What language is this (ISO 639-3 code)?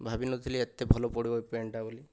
ori